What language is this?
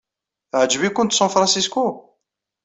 Kabyle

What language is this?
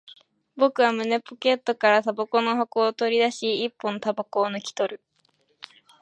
Japanese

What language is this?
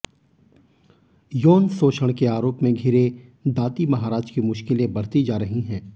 Hindi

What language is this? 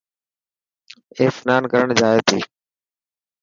Dhatki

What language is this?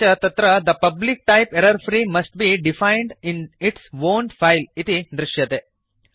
Sanskrit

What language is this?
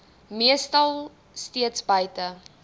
Afrikaans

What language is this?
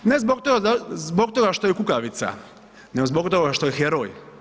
Croatian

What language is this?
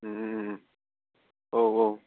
Bodo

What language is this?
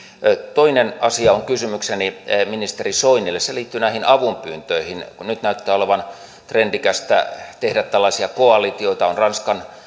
Finnish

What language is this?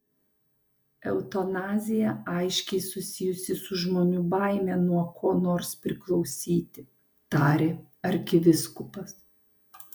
Lithuanian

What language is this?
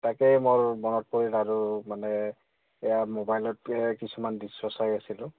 Assamese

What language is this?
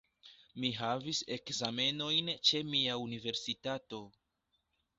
Esperanto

